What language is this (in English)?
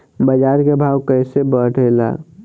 Bhojpuri